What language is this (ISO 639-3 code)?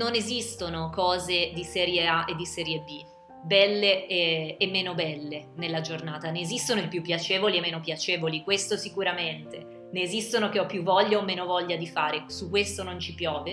ita